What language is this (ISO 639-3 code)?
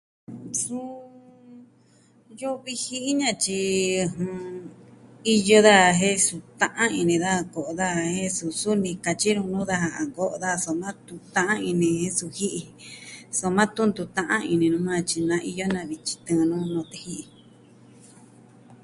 meh